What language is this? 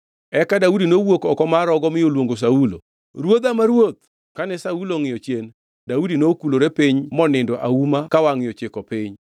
Luo (Kenya and Tanzania)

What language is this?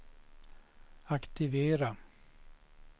Swedish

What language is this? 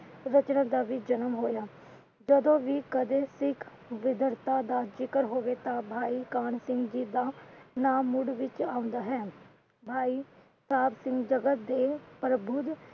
Punjabi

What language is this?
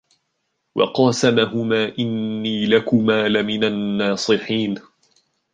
Arabic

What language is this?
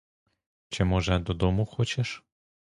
Ukrainian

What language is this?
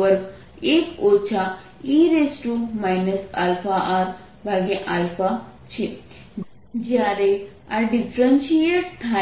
Gujarati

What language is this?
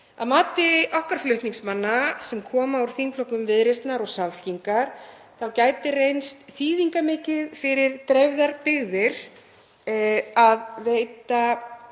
Icelandic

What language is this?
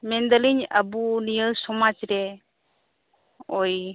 Santali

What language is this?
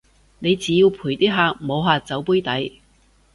Cantonese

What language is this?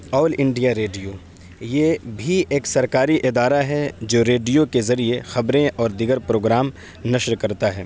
Urdu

